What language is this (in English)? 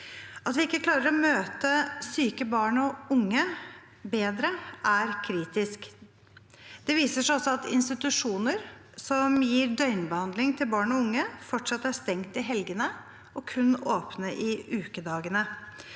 Norwegian